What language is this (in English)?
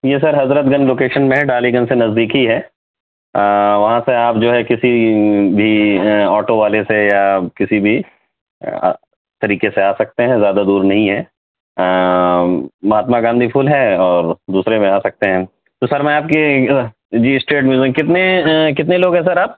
Urdu